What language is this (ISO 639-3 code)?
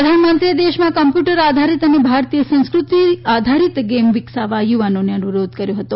guj